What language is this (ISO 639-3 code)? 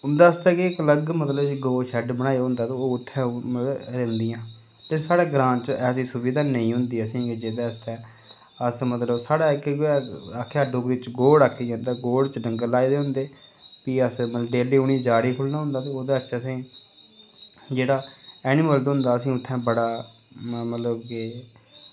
doi